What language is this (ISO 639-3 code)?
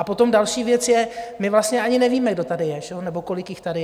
ces